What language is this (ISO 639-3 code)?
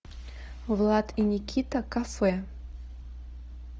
rus